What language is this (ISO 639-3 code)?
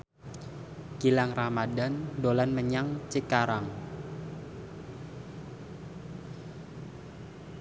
jav